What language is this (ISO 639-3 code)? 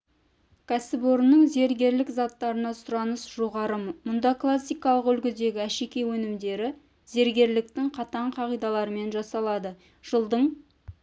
kaz